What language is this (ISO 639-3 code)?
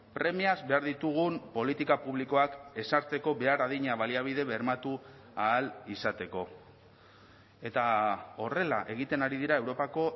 eus